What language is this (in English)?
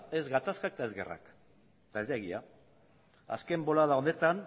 Basque